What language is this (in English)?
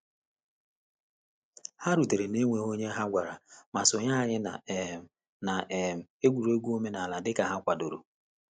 Igbo